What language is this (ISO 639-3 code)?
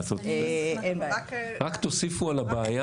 heb